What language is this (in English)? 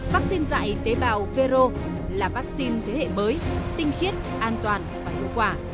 Vietnamese